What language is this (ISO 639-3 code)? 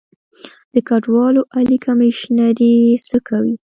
pus